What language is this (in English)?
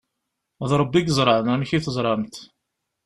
Kabyle